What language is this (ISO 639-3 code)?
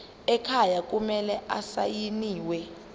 zul